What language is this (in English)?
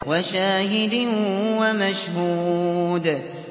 Arabic